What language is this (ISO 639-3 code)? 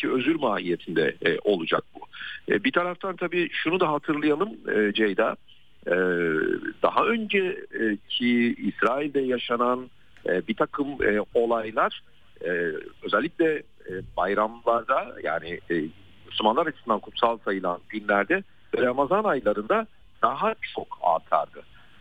tur